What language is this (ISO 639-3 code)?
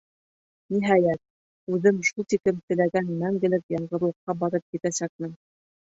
bak